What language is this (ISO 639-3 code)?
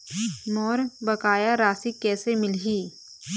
hne